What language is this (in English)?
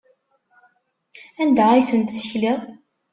Kabyle